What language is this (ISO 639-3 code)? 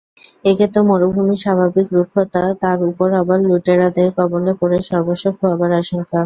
ben